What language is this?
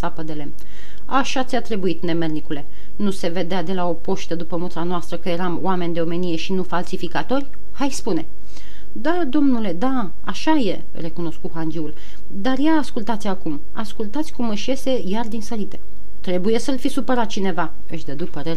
Romanian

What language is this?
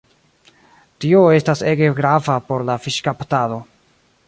Esperanto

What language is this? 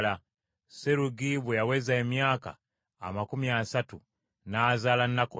Ganda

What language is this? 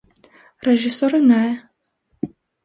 Armenian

